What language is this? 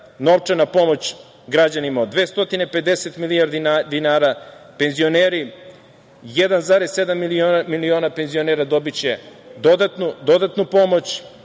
Serbian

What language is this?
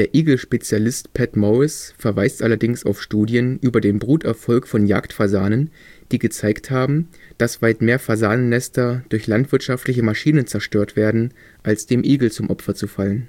German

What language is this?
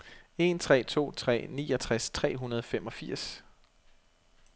Danish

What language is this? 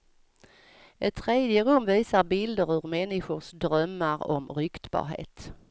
Swedish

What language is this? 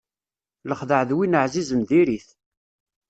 Kabyle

